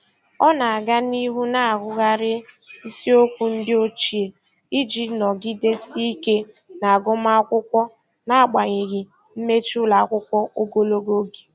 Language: Igbo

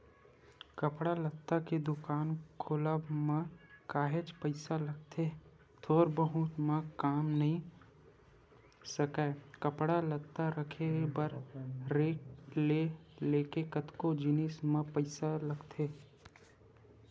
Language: Chhattisgarhi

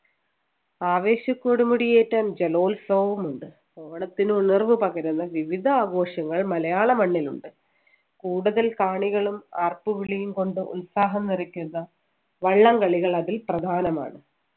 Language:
Malayalam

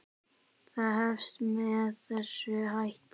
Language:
Icelandic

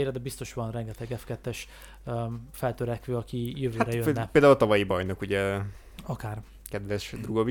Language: Hungarian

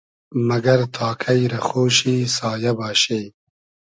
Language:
Hazaragi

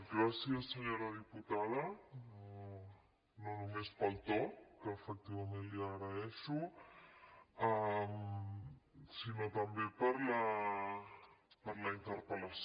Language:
Catalan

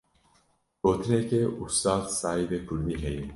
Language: Kurdish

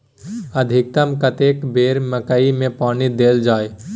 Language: Maithili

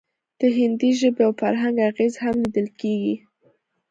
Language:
Pashto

